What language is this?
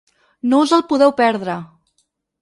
Catalan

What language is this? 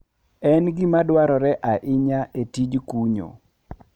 Luo (Kenya and Tanzania)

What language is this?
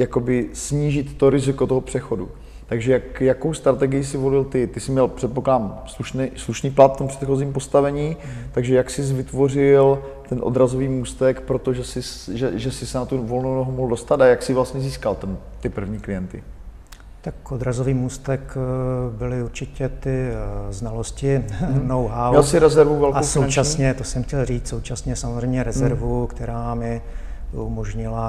Czech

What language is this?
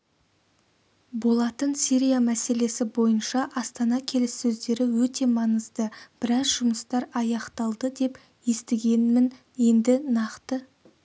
Kazakh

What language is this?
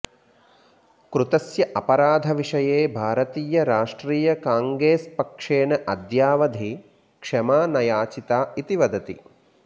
Sanskrit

